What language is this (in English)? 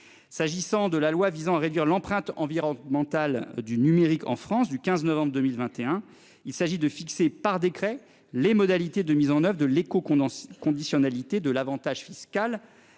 French